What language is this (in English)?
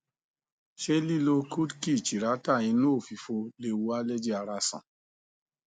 Yoruba